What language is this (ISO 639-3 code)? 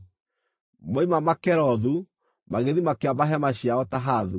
kik